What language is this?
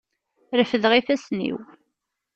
Kabyle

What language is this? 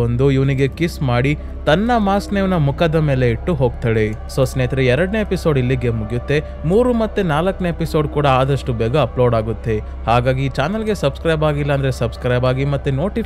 Kannada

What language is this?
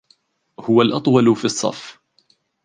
Arabic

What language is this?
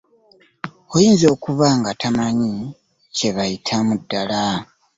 Ganda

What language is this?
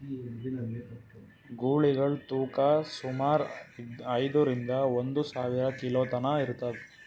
Kannada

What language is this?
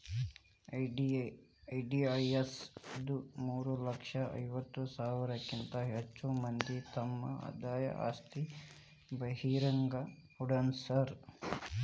Kannada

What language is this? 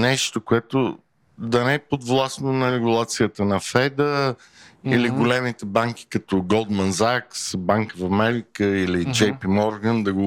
Bulgarian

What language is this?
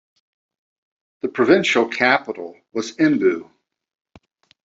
English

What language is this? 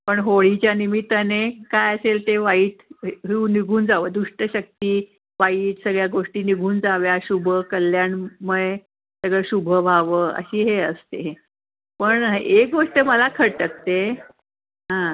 Marathi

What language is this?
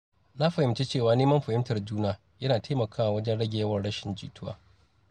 Hausa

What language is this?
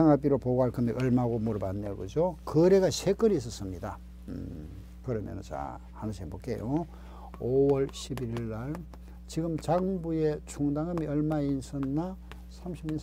Korean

